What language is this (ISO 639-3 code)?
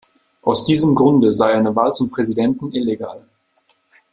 deu